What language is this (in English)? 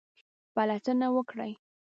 Pashto